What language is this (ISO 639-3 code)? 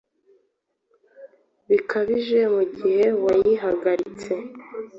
kin